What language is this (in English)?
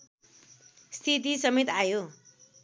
Nepali